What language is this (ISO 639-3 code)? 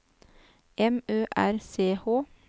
nor